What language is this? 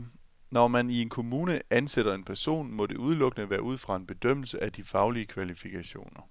Danish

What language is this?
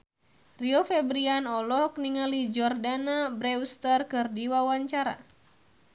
Sundanese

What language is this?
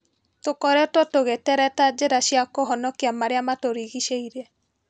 Kikuyu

